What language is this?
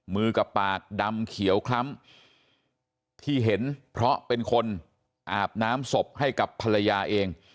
Thai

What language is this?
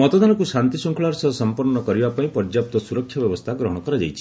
Odia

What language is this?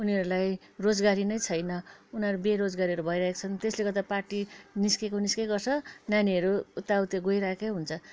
Nepali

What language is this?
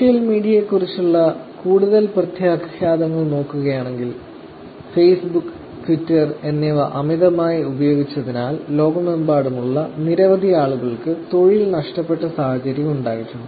Malayalam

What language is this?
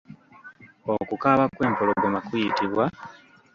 Ganda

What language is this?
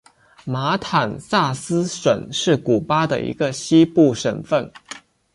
Chinese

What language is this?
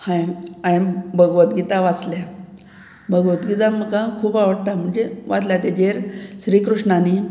Konkani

